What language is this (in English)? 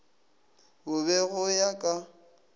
Northern Sotho